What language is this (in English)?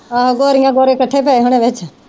Punjabi